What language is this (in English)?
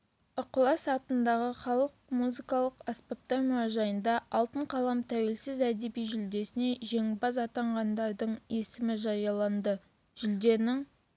Kazakh